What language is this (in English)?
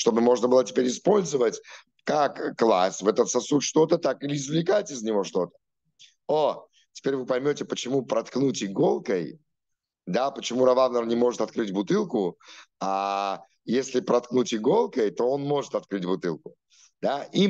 Russian